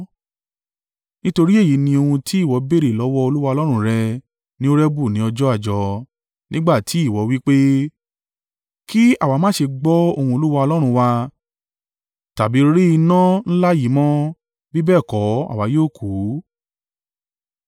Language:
Yoruba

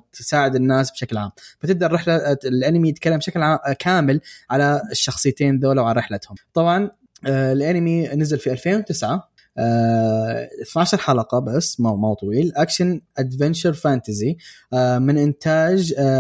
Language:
Arabic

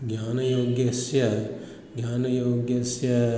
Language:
Sanskrit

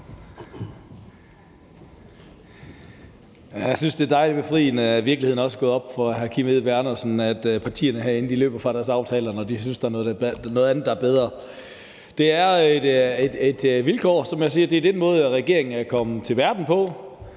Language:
Danish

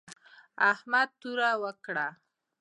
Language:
Pashto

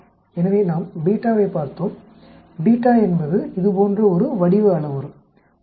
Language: Tamil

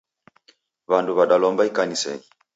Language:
Taita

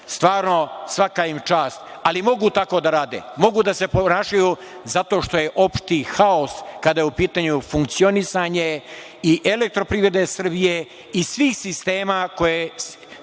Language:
Serbian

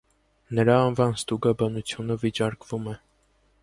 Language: Armenian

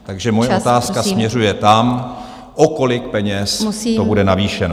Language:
Czech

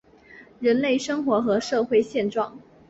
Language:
Chinese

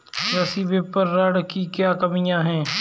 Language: Hindi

